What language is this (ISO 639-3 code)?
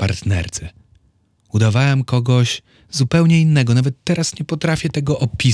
pol